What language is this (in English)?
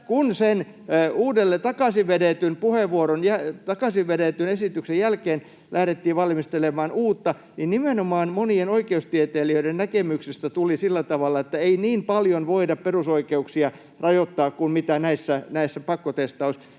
Finnish